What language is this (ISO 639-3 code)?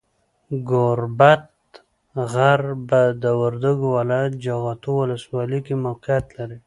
pus